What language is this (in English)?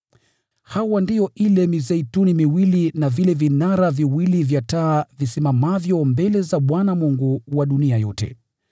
Swahili